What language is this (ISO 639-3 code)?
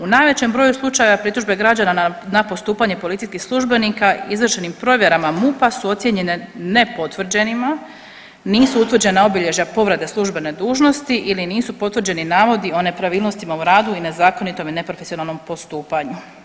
hrv